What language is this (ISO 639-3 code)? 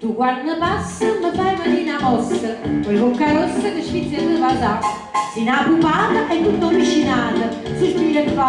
ita